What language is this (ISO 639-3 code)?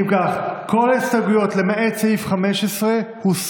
heb